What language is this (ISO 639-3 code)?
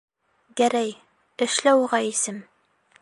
bak